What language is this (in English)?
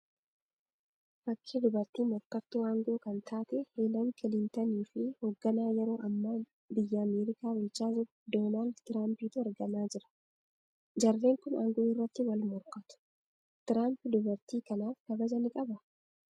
Oromo